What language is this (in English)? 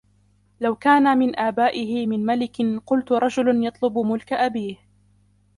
Arabic